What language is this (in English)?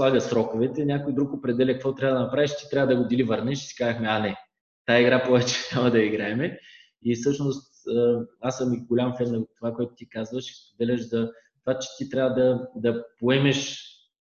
Bulgarian